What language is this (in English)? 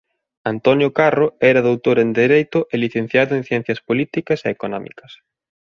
Galician